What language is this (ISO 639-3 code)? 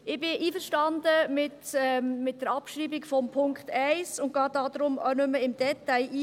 gsw